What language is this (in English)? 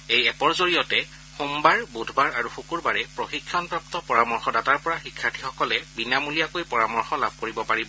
Assamese